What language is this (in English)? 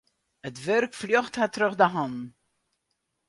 Western Frisian